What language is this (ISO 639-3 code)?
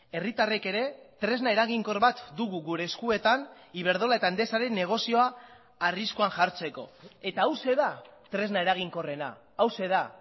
eus